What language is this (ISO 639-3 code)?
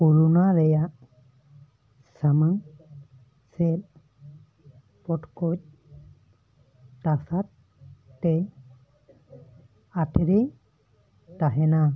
sat